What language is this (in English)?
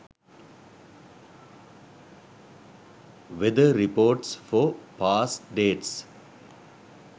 Sinhala